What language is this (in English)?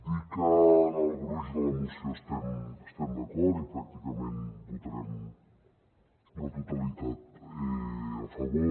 Catalan